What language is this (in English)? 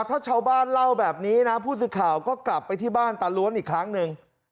Thai